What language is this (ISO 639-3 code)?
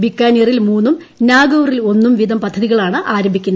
mal